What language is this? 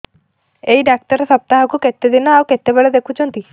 Odia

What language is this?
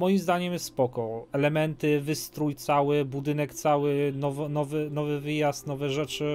Polish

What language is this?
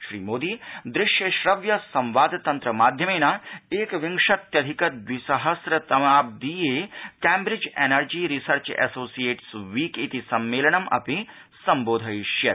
Sanskrit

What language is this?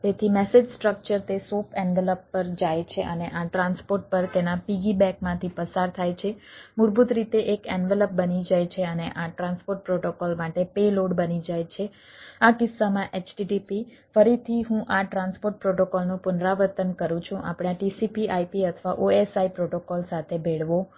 Gujarati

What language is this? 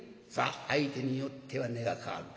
Japanese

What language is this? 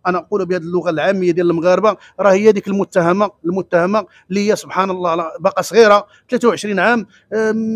Arabic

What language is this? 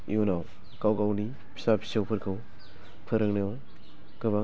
Bodo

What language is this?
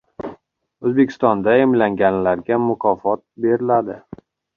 Uzbek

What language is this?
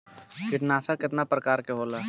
Bhojpuri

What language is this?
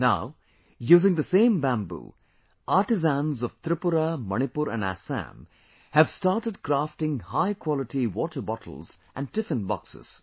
English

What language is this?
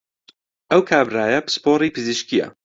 Central Kurdish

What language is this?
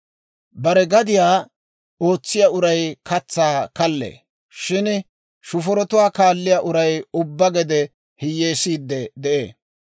Dawro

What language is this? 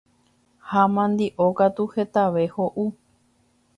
Guarani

